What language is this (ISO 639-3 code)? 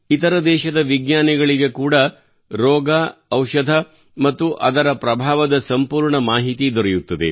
kan